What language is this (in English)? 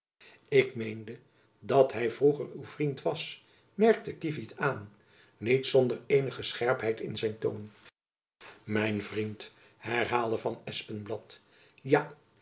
Dutch